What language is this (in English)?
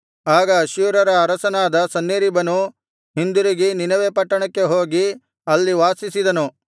Kannada